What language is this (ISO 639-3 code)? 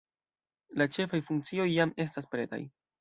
epo